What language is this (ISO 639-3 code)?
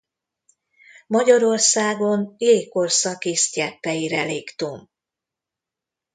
hun